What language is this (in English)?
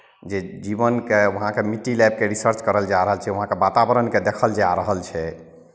Maithili